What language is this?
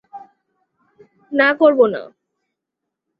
Bangla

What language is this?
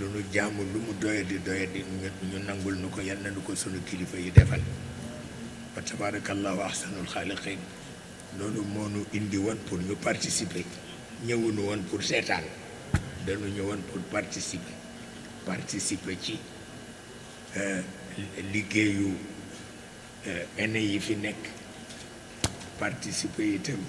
Indonesian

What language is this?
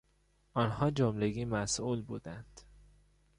Persian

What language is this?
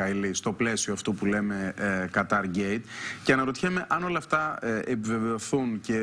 Greek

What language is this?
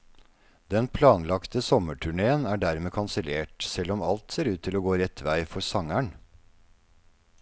Norwegian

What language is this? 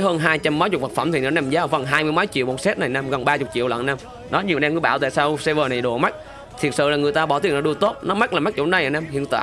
Vietnamese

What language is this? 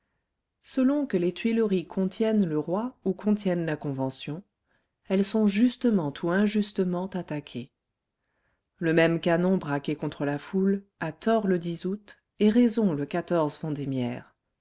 French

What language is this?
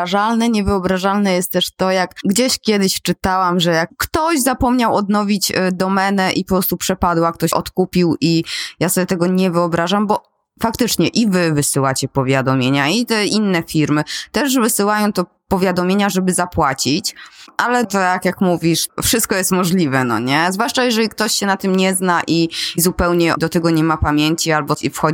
Polish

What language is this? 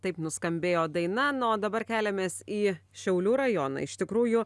Lithuanian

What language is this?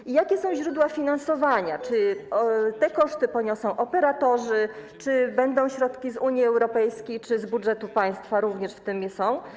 Polish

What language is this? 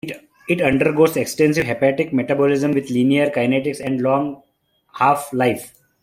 English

